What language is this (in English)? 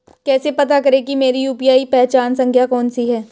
Hindi